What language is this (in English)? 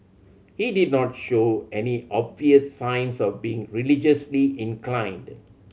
English